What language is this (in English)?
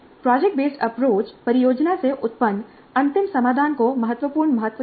Hindi